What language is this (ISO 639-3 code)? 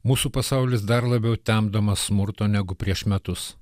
lit